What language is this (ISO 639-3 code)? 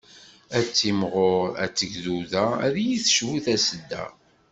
kab